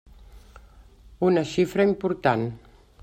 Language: Catalan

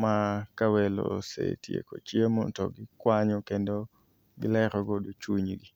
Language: Luo (Kenya and Tanzania)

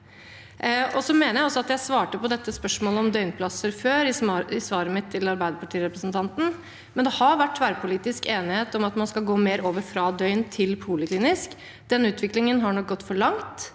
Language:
Norwegian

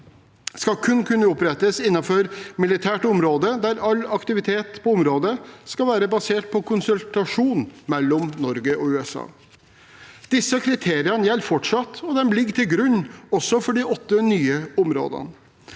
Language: Norwegian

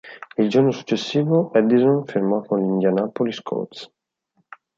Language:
Italian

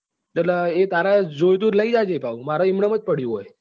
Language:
Gujarati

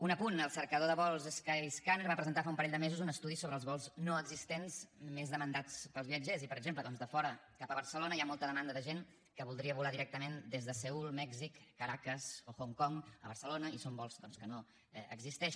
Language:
Catalan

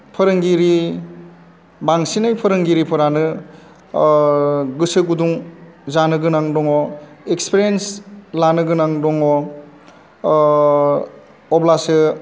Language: Bodo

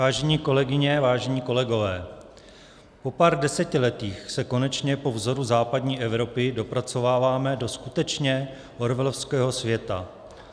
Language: Czech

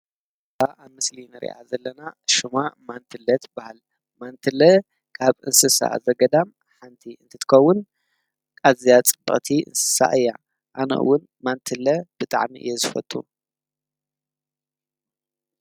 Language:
Tigrinya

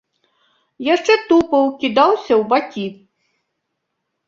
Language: Belarusian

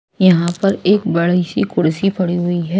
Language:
Hindi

